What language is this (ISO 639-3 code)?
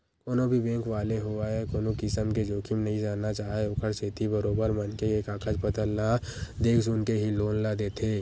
hne